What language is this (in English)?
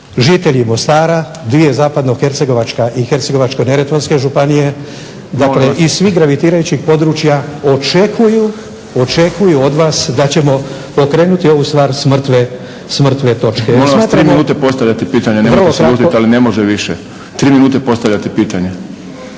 Croatian